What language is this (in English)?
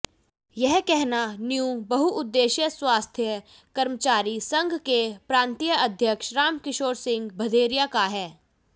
Hindi